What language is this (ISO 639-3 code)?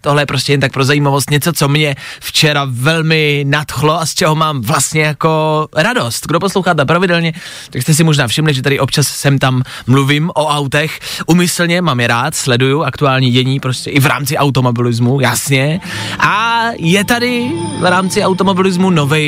ces